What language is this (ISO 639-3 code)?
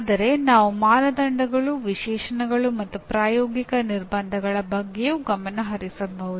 kan